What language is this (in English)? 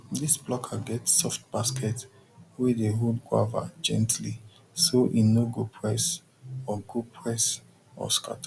Nigerian Pidgin